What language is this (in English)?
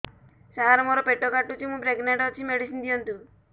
Odia